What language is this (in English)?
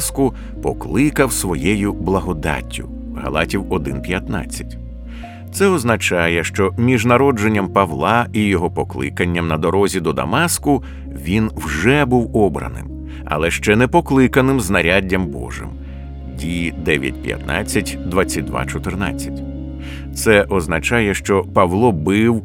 Ukrainian